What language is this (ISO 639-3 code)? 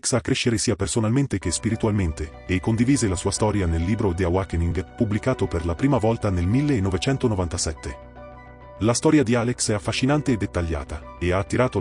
ita